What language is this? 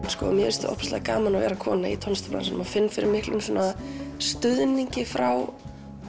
Icelandic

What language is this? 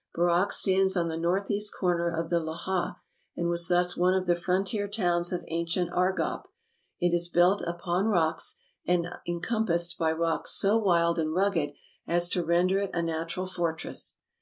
English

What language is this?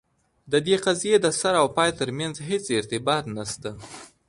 Pashto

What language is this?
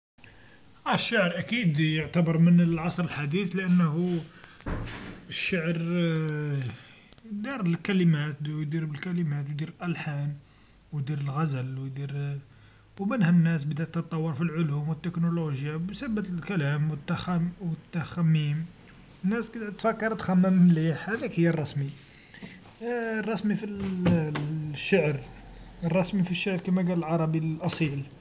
Algerian Arabic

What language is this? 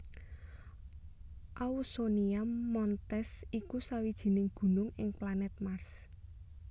Javanese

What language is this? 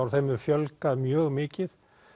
Icelandic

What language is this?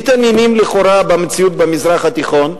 Hebrew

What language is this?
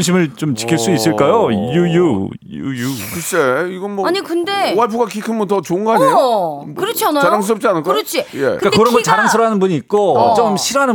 Korean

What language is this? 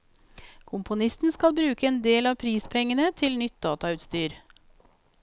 Norwegian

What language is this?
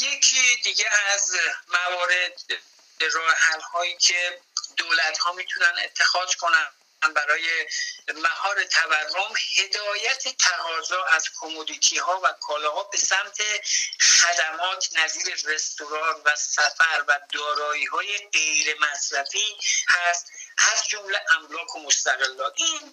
Persian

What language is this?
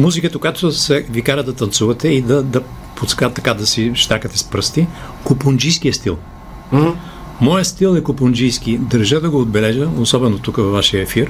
Bulgarian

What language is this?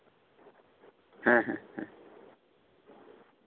Santali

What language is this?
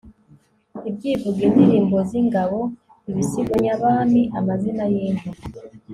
Kinyarwanda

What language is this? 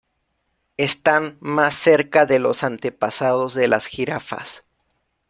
Spanish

